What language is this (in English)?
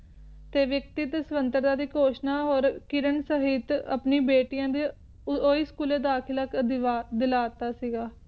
Punjabi